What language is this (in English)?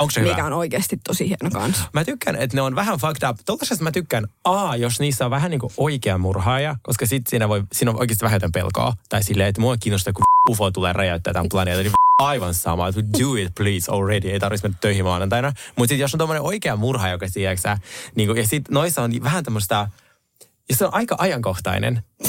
Finnish